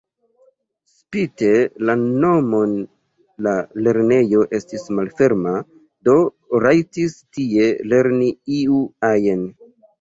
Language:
Esperanto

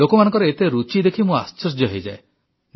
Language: Odia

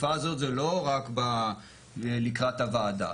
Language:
Hebrew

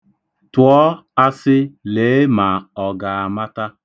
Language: Igbo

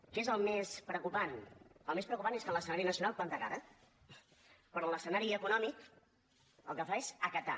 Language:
Catalan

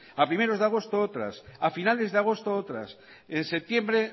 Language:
Spanish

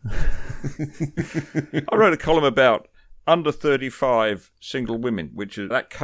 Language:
English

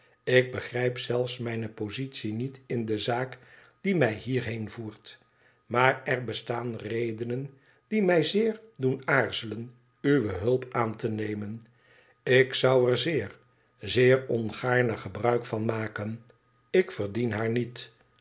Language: Dutch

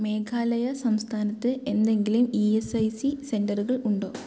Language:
Malayalam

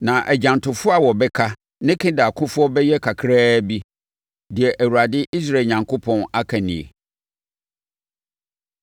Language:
Akan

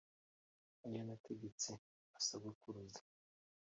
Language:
Kinyarwanda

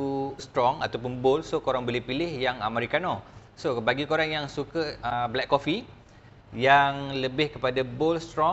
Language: Malay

